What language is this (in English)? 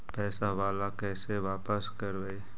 Magahi